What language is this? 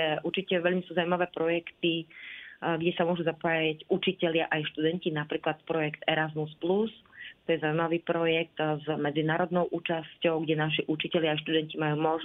Slovak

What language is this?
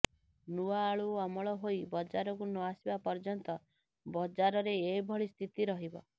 Odia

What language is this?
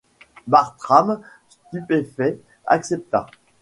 French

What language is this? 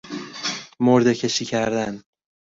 Persian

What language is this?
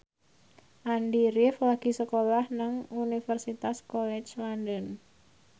Javanese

